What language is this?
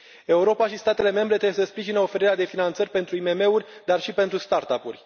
Romanian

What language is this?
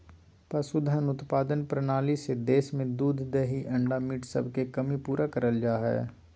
Magahi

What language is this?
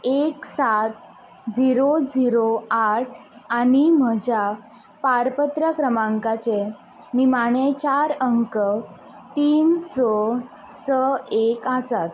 Konkani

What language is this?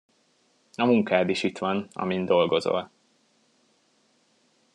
Hungarian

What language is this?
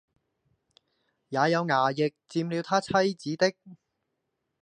Cantonese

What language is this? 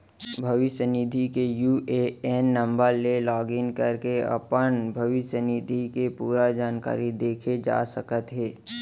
Chhattisgarhi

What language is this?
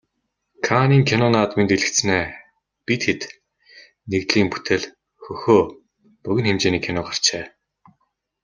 Mongolian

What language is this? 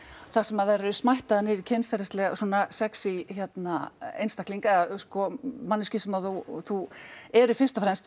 Icelandic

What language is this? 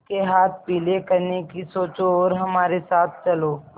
Hindi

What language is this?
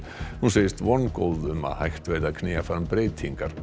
Icelandic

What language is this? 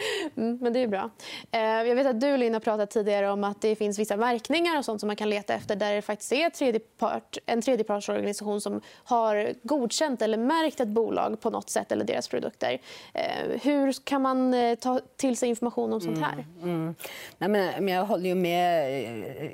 Swedish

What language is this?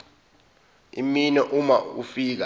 Zulu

